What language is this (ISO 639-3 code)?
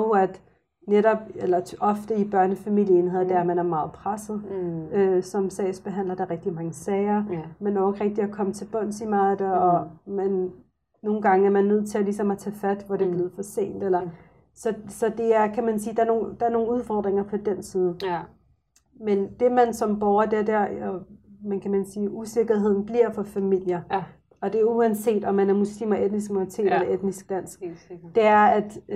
dan